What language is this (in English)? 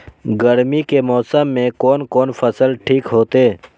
Maithili